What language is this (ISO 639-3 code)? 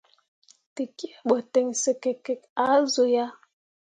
mua